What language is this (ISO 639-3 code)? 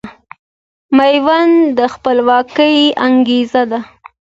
pus